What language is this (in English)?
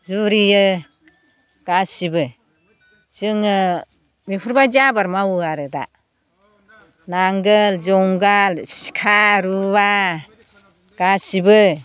Bodo